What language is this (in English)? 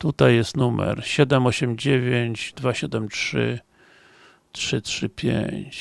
Polish